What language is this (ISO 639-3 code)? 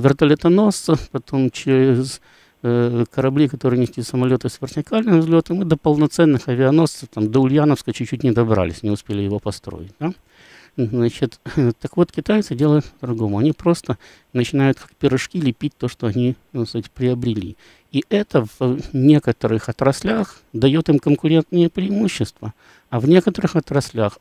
rus